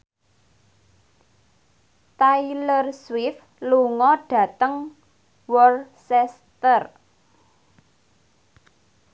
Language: Javanese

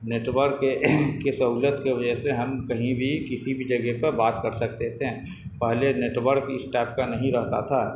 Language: Urdu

